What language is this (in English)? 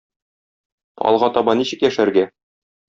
Tatar